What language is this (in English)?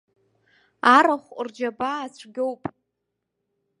Abkhazian